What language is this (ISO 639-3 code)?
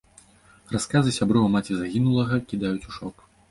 bel